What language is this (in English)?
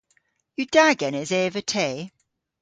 Cornish